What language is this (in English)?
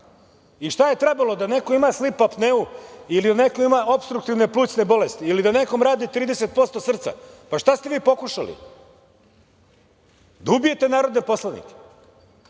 Serbian